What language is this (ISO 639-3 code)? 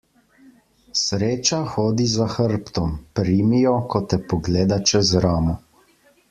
slv